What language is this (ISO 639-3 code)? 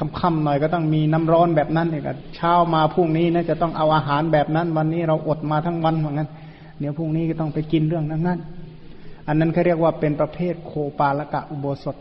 tha